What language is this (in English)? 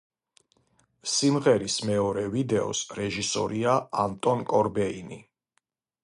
Georgian